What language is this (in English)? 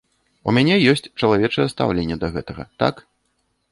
Belarusian